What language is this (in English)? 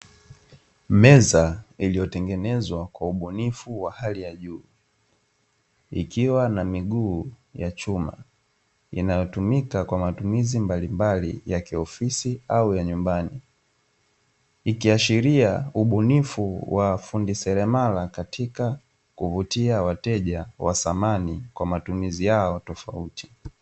Swahili